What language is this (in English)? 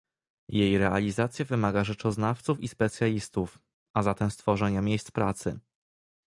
Polish